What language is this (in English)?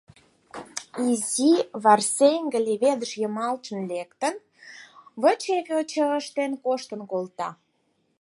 Mari